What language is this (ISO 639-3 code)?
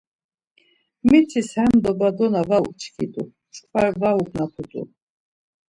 lzz